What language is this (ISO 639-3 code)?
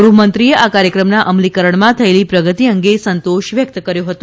guj